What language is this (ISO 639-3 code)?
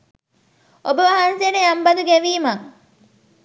sin